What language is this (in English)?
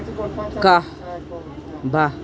Kashmiri